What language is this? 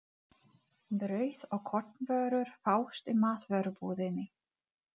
Icelandic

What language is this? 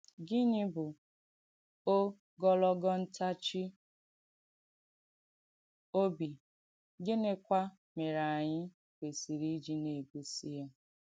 Igbo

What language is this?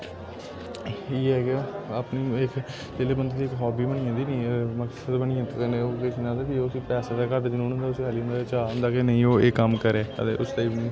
Dogri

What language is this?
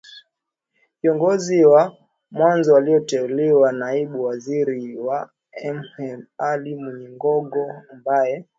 Swahili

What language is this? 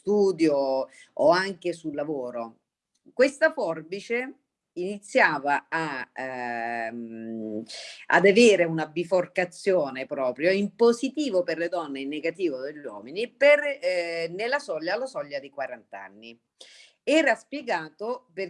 Italian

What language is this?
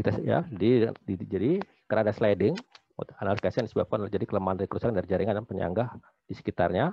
Indonesian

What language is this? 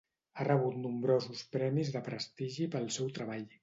Catalan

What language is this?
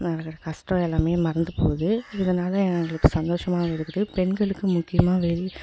Tamil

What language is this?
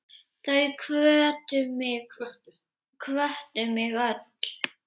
Icelandic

